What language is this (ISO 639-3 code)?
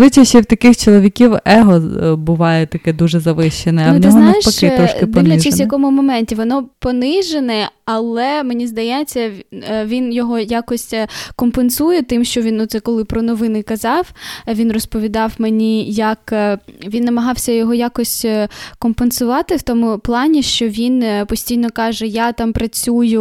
ukr